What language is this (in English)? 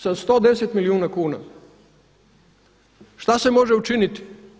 Croatian